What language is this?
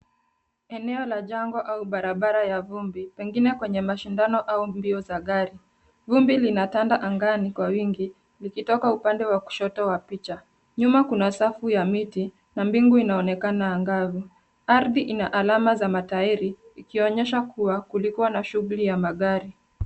Swahili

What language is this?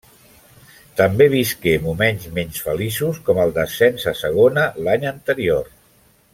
Catalan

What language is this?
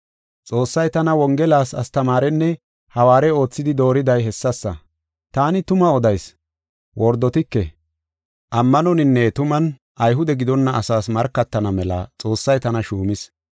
Gofa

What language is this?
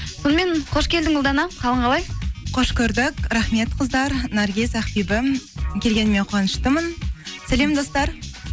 Kazakh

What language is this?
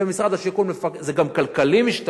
Hebrew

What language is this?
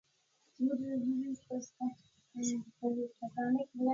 Pashto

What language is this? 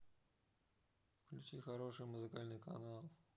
Russian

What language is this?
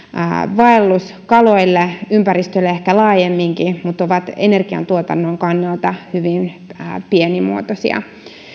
Finnish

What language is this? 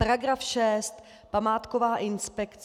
Czech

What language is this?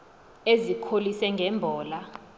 Xhosa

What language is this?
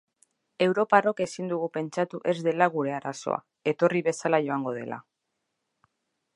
Basque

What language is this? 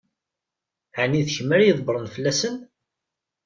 Kabyle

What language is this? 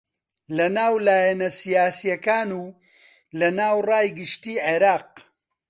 Central Kurdish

